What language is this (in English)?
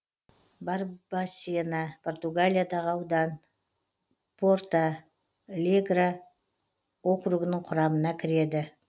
Kazakh